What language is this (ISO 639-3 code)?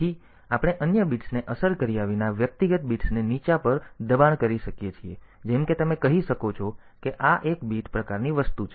guj